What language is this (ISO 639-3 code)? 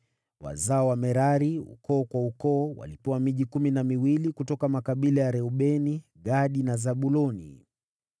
swa